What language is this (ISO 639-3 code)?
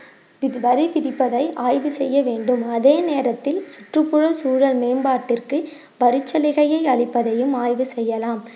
tam